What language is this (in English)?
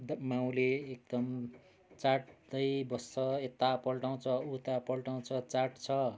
Nepali